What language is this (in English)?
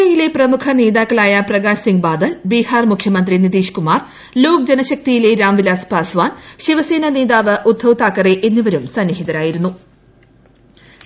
Malayalam